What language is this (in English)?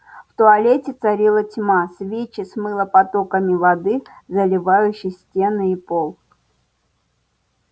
Russian